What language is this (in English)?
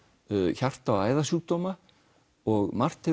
Icelandic